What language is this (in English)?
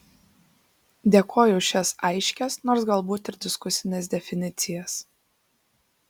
Lithuanian